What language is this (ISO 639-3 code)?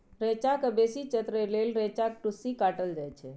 mai